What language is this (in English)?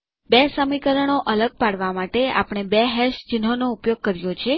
Gujarati